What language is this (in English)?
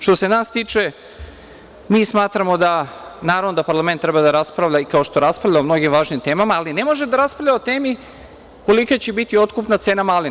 Serbian